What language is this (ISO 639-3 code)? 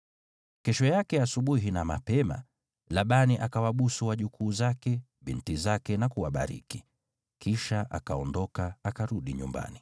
swa